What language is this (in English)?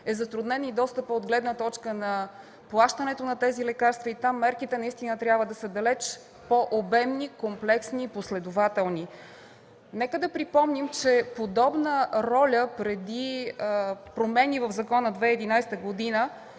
Bulgarian